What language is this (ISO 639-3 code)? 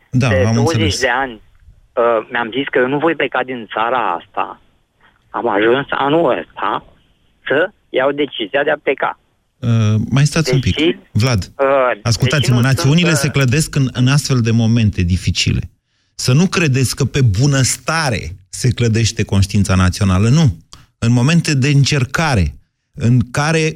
ron